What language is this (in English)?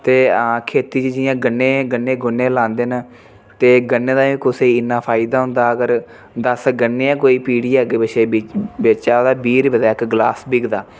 Dogri